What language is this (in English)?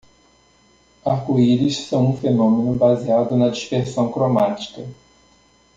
Portuguese